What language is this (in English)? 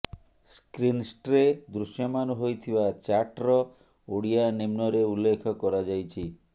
Odia